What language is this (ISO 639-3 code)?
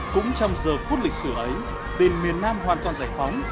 vie